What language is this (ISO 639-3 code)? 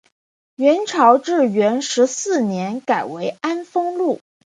zho